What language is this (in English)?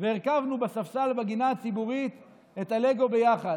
Hebrew